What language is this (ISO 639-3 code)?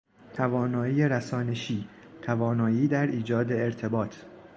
fas